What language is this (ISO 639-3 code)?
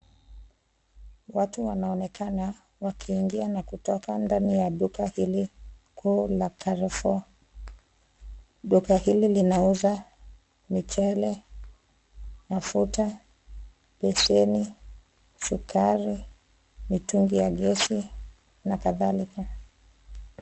swa